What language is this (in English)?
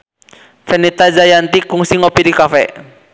Sundanese